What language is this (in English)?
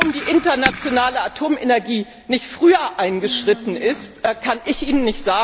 German